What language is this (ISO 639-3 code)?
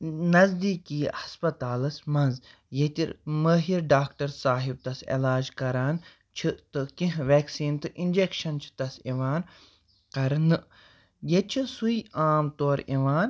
kas